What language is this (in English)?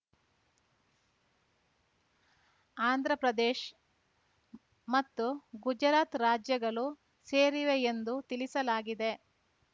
Kannada